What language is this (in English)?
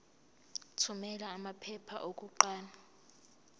Zulu